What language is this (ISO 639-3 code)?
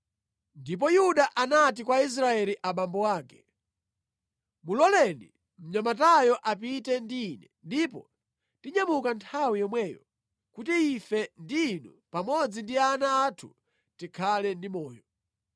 nya